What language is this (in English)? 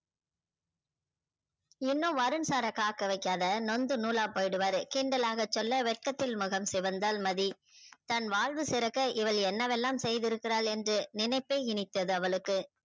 Tamil